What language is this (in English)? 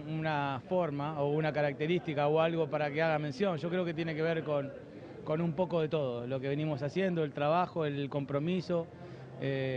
Spanish